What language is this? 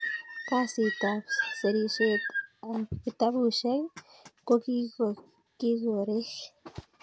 Kalenjin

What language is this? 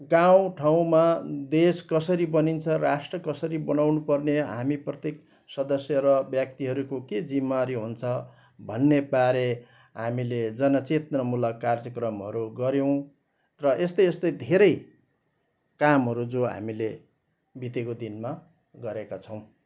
Nepali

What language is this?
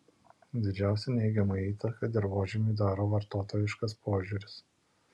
Lithuanian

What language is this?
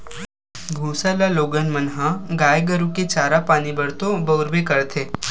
Chhattisgarhi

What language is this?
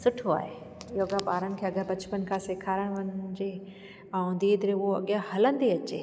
Sindhi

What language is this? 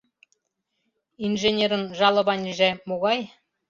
Mari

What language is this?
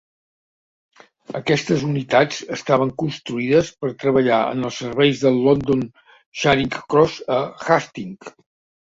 Catalan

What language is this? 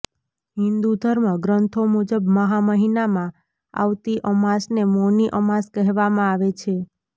Gujarati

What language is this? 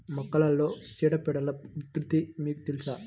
Telugu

